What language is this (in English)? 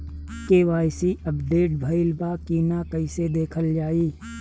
Bhojpuri